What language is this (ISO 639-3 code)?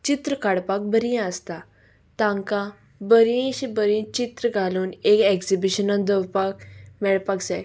kok